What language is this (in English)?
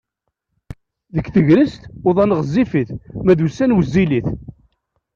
Kabyle